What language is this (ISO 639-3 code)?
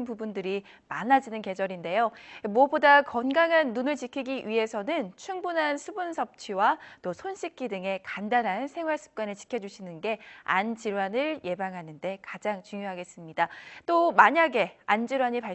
kor